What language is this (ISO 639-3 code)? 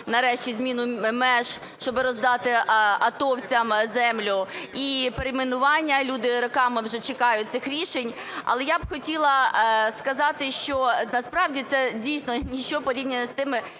ukr